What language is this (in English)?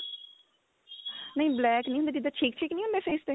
Punjabi